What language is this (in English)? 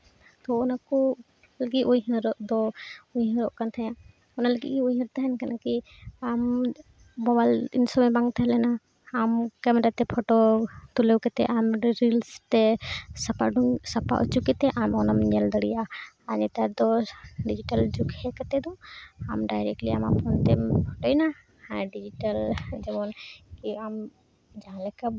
Santali